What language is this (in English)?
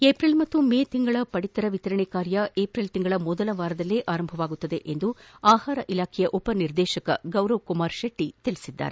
Kannada